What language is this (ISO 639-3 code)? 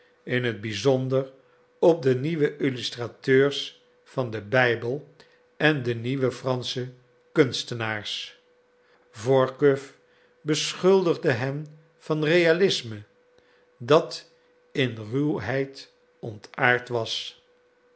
nld